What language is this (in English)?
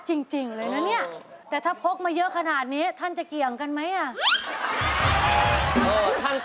Thai